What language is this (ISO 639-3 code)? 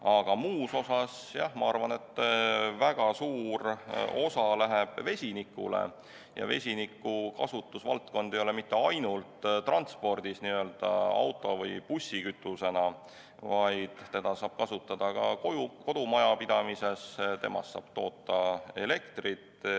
est